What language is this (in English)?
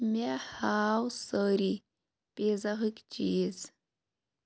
Kashmiri